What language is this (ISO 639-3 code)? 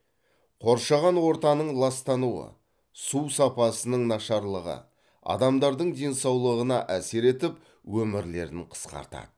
kaz